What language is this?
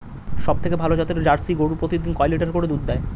Bangla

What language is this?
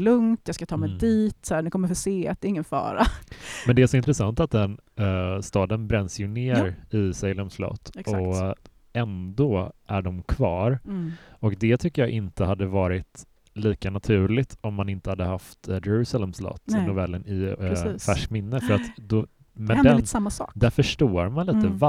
Swedish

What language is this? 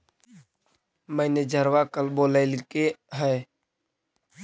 Magahi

